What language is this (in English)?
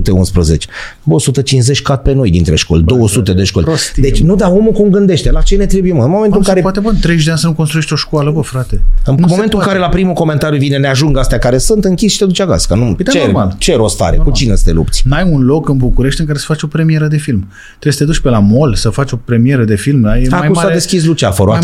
Romanian